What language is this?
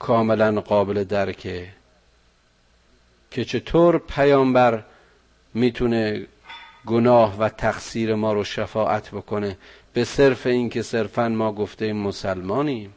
Persian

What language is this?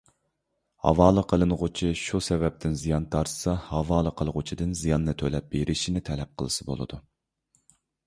Uyghur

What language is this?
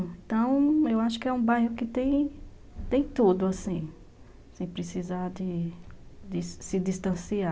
Portuguese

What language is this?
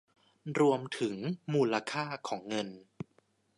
Thai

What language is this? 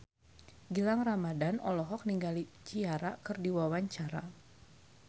Sundanese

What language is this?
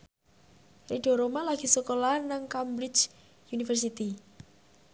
Javanese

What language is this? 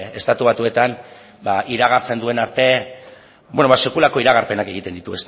Basque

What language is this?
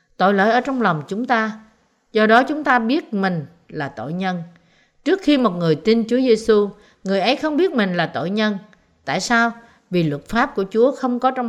Vietnamese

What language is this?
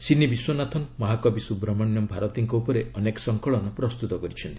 Odia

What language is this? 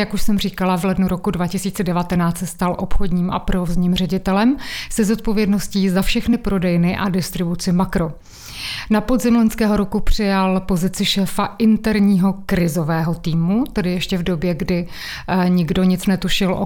Czech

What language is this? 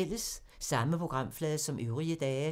Danish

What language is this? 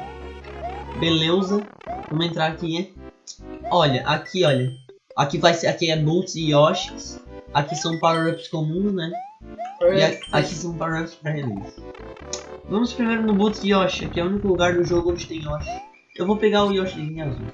Portuguese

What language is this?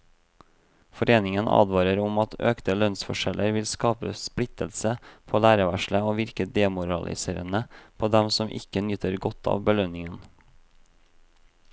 Norwegian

